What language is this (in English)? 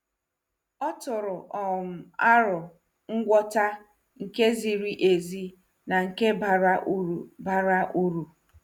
Igbo